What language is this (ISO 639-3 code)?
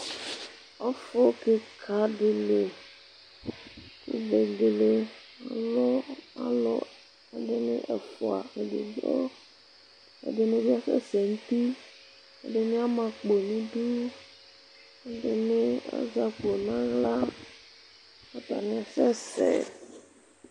kpo